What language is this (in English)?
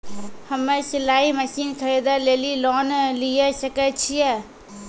Maithili